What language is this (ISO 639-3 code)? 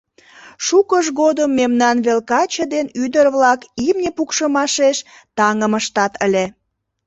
chm